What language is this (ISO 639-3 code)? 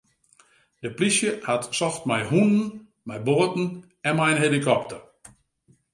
fry